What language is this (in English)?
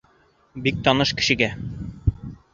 Bashkir